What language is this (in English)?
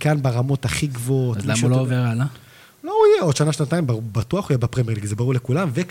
Hebrew